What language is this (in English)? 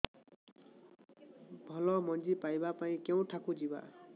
Odia